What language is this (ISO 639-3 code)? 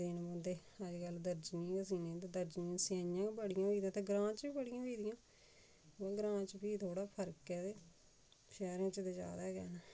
doi